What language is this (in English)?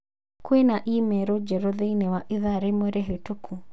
Kikuyu